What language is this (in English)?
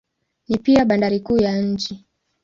Swahili